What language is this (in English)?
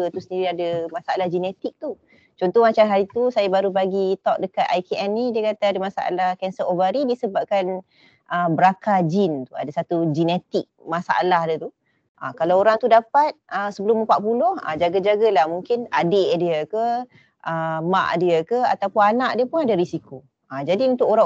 Malay